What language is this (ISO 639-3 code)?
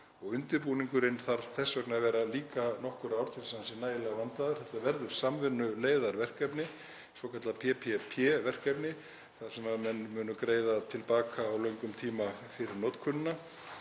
isl